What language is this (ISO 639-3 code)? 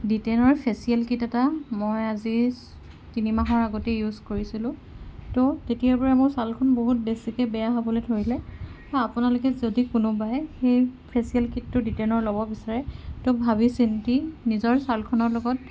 asm